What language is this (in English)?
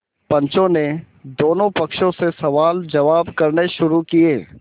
Hindi